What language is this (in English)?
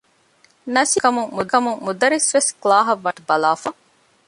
Divehi